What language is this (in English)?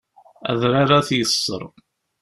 Kabyle